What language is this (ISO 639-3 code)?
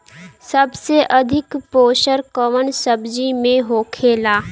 bho